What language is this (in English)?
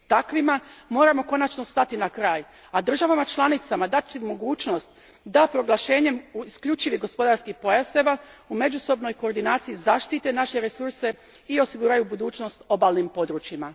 Croatian